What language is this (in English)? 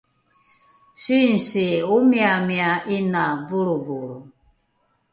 Rukai